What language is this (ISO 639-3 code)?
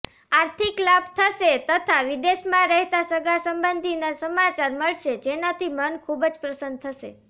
guj